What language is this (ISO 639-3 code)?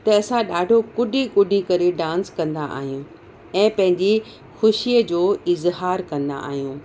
snd